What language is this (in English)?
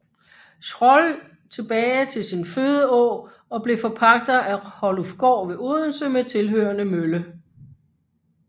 Danish